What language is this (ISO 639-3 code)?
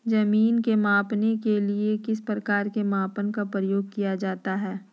mag